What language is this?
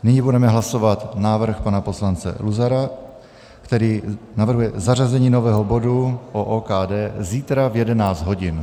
Czech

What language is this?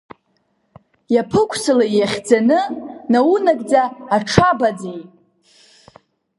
Abkhazian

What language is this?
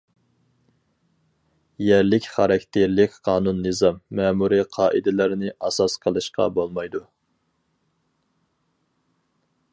Uyghur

